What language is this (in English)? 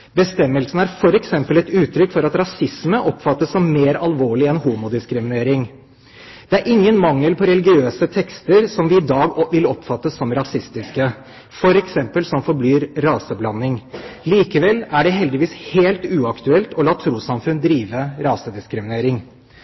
Norwegian Bokmål